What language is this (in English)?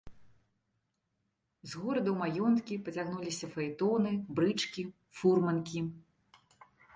Belarusian